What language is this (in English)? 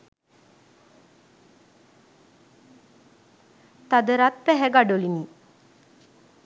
Sinhala